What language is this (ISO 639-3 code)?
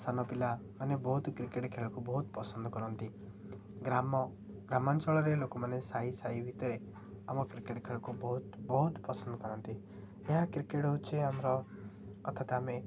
ori